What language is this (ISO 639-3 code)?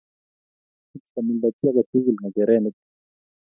kln